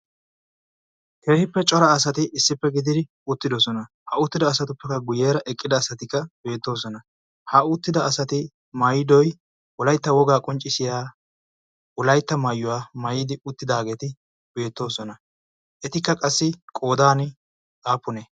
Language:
Wolaytta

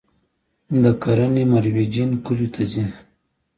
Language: Pashto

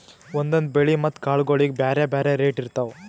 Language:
Kannada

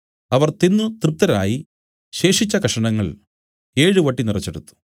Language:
Malayalam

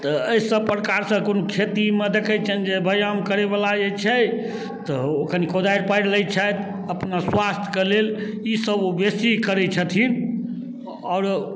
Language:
Maithili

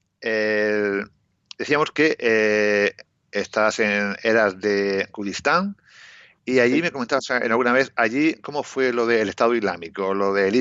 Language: Spanish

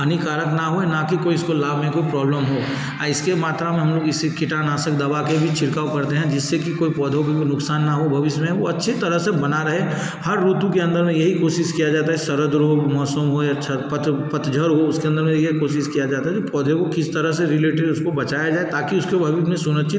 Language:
Hindi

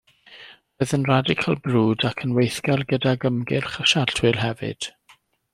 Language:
Welsh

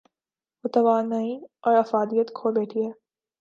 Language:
Urdu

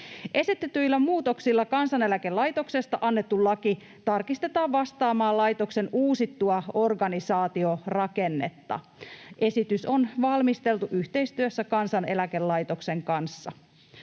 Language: Finnish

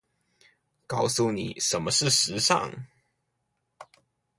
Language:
Chinese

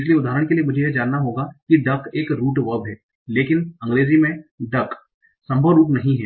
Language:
Hindi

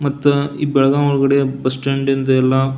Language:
Kannada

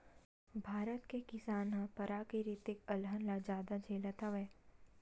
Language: Chhattisgarhi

